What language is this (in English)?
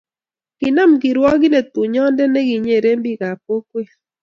Kalenjin